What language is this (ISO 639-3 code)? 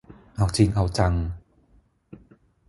tha